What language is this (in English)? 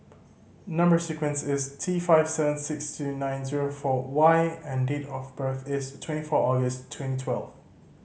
English